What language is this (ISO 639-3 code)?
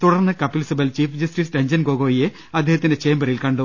mal